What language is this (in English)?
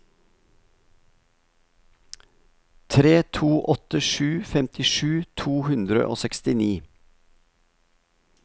Norwegian